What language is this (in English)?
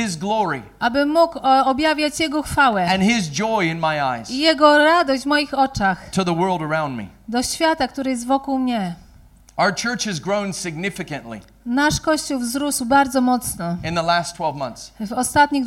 Polish